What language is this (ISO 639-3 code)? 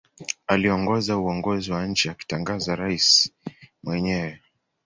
swa